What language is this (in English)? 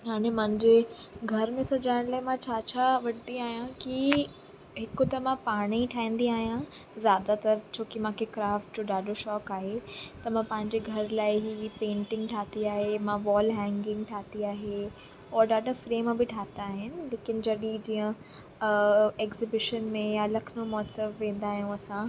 Sindhi